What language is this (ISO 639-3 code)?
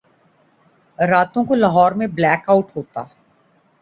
urd